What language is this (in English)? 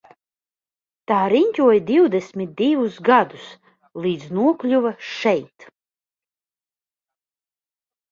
Latvian